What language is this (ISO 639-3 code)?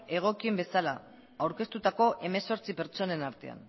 eus